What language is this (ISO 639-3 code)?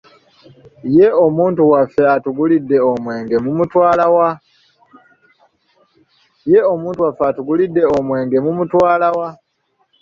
lug